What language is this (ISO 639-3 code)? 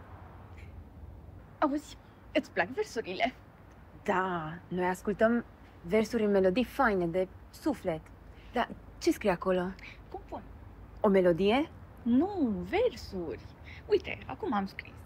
ron